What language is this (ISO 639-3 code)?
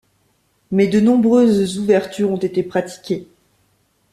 fra